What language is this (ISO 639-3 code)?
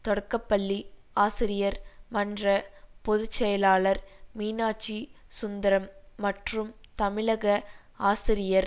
tam